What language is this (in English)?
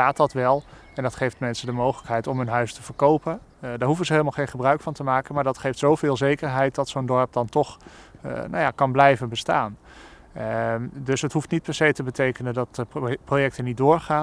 Dutch